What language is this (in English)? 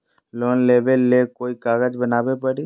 Magahi